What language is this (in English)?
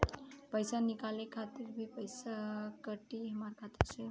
Bhojpuri